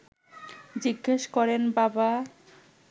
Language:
Bangla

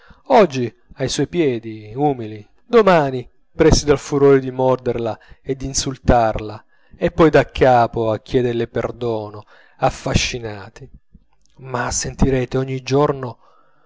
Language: Italian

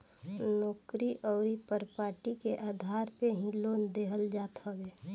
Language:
Bhojpuri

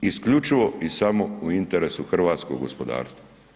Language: Croatian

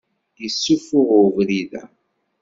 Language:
Kabyle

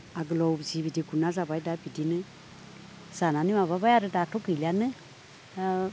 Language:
Bodo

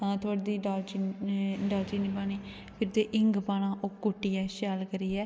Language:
Dogri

